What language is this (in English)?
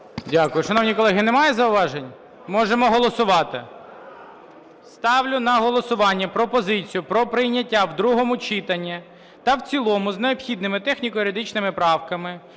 Ukrainian